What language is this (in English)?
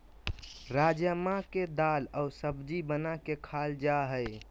Magahi